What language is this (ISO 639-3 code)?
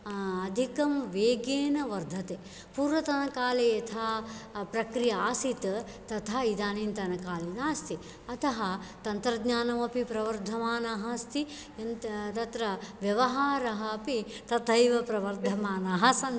san